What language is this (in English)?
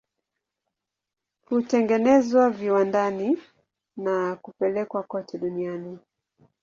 Swahili